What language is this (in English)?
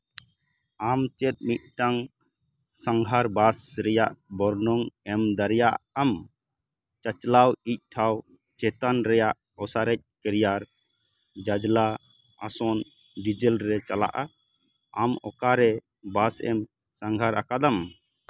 Santali